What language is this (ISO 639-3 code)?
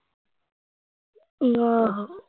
pan